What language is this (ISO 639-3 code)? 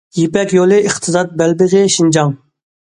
uig